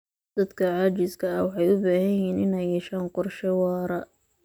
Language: Somali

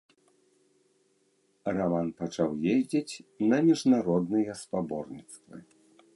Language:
Belarusian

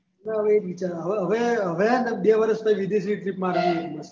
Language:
Gujarati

